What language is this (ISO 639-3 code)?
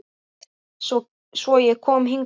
isl